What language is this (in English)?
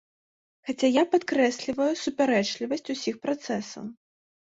Belarusian